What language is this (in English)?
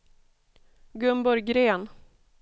Swedish